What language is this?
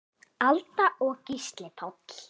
Icelandic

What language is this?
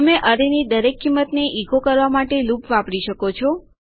Gujarati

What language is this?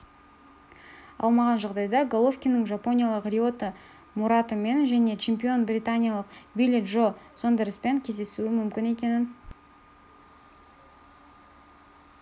Kazakh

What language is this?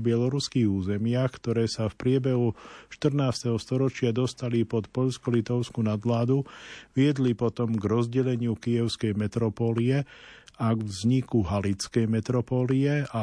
Slovak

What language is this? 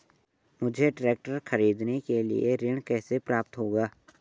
Hindi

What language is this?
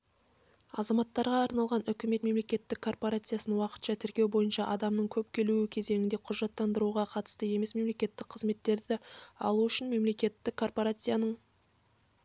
Kazakh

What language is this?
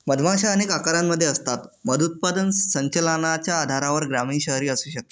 Marathi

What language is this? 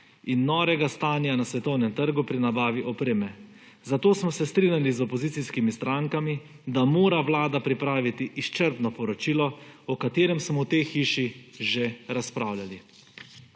Slovenian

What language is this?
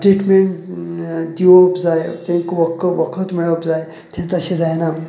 Konkani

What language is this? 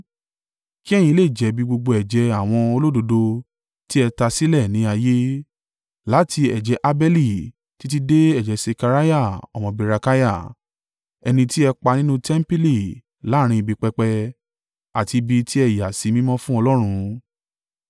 Yoruba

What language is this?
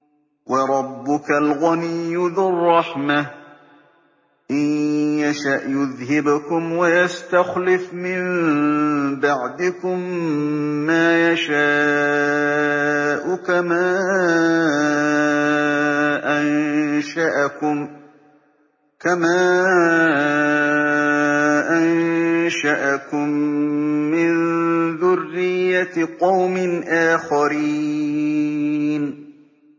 Arabic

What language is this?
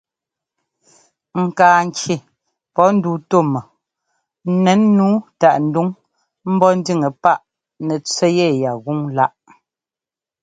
Ngomba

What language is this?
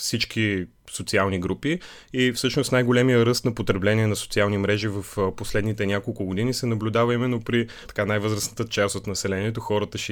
Bulgarian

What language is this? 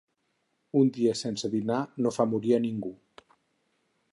Catalan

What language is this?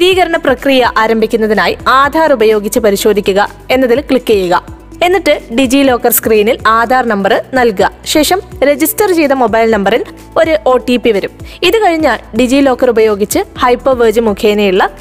Malayalam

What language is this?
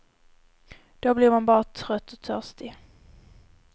Swedish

